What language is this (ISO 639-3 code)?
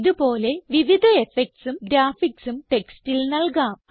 mal